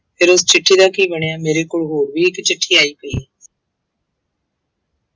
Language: Punjabi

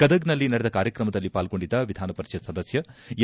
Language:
Kannada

